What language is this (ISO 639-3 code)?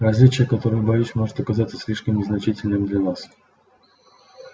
rus